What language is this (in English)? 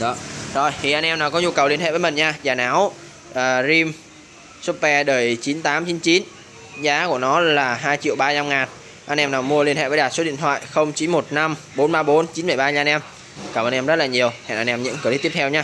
Vietnamese